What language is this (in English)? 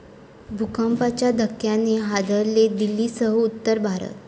Marathi